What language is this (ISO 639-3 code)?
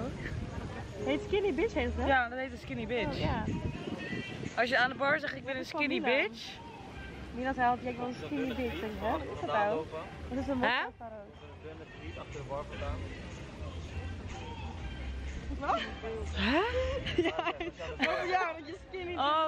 nld